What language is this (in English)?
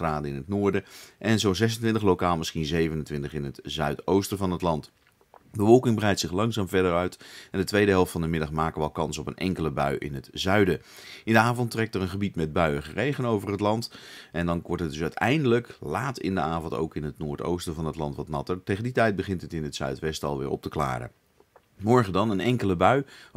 Dutch